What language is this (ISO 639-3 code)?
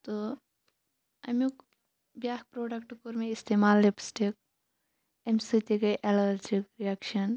kas